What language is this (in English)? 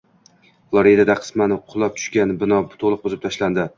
Uzbek